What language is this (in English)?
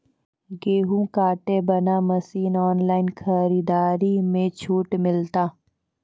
Maithili